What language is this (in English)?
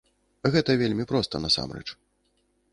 Belarusian